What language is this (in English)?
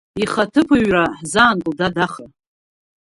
Abkhazian